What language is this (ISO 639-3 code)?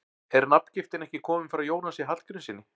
isl